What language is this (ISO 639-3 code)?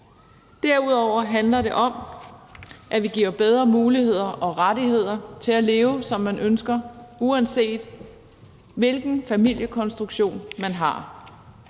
dan